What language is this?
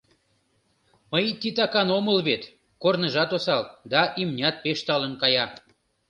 Mari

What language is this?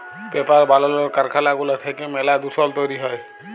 Bangla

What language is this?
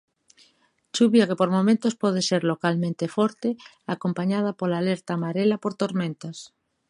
Galician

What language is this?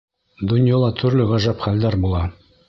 Bashkir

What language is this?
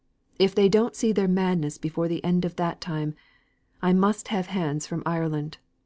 English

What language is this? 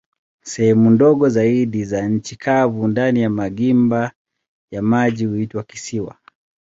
Swahili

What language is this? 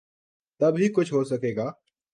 Urdu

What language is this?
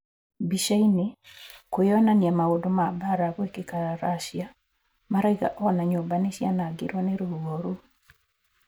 Kikuyu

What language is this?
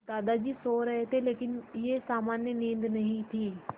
Hindi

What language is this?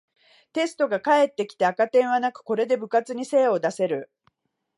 Japanese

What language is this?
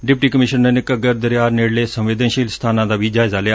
Punjabi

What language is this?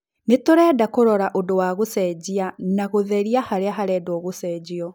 Kikuyu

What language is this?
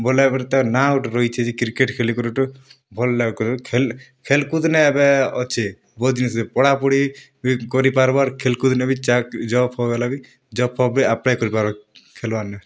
Odia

